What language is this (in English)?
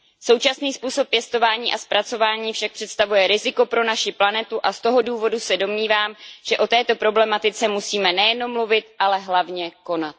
Czech